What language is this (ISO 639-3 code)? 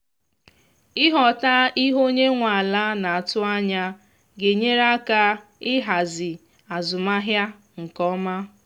ibo